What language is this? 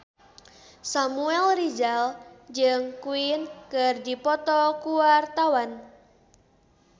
Sundanese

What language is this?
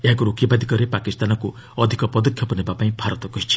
Odia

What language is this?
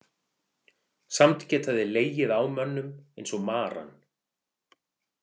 Icelandic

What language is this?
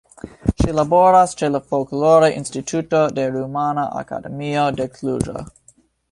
Esperanto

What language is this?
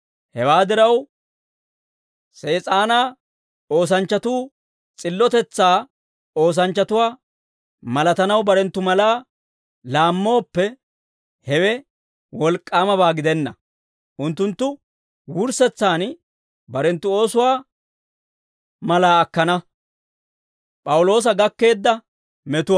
Dawro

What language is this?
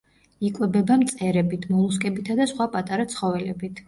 Georgian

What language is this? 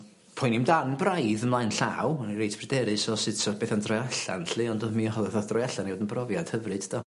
Welsh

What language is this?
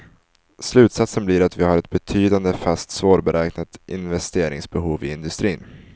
Swedish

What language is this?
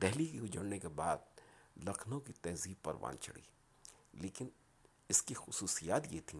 Urdu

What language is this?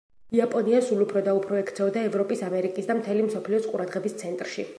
Georgian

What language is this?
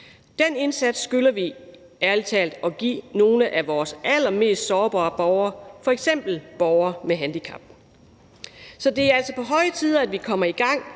Danish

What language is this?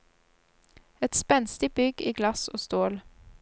Norwegian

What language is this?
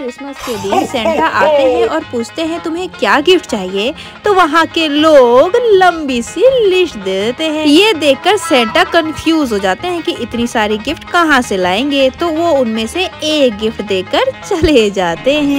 Hindi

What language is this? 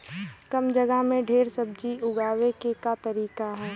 Bhojpuri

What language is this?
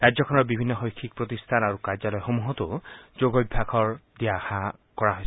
Assamese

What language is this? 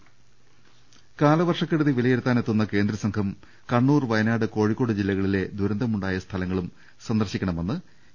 Malayalam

